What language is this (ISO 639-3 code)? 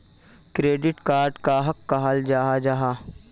mag